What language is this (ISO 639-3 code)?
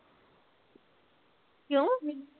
pan